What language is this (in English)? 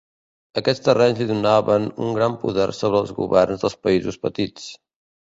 Catalan